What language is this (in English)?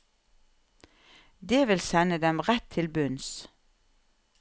Norwegian